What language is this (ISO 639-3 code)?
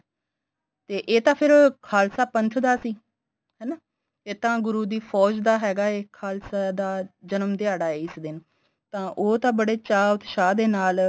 pan